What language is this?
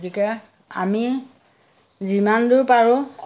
Assamese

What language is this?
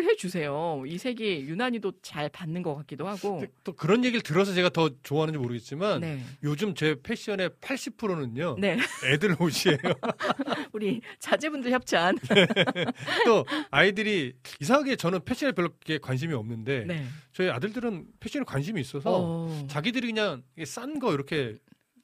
Korean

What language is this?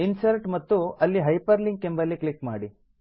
Kannada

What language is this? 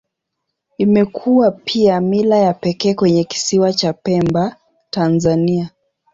Swahili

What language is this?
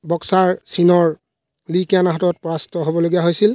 Assamese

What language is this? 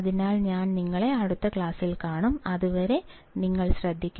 Malayalam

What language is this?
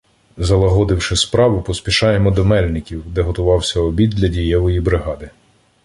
Ukrainian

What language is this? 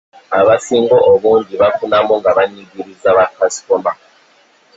Ganda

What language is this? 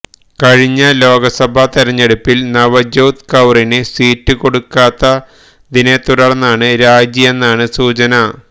Malayalam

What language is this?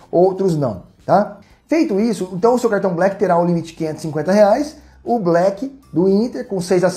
Portuguese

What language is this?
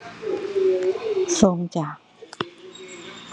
Thai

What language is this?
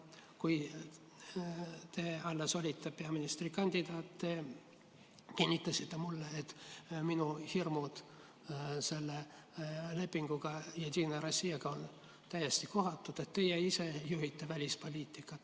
Estonian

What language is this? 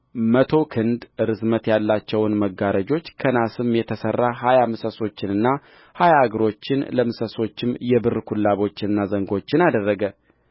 Amharic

